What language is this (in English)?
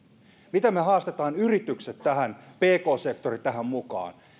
Finnish